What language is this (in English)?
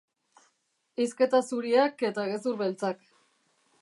Basque